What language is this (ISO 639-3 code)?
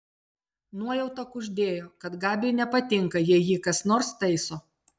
lit